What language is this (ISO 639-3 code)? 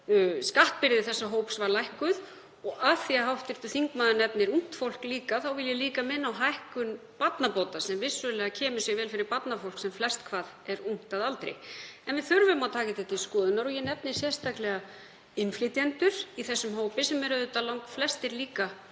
isl